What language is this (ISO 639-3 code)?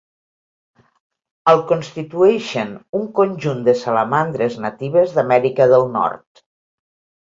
cat